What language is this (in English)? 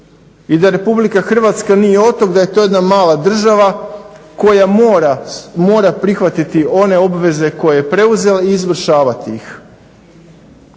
Croatian